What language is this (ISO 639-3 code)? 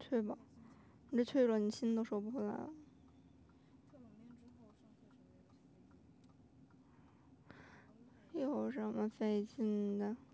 zho